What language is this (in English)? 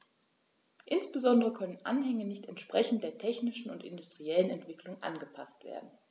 German